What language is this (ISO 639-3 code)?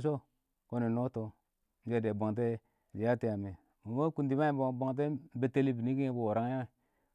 awo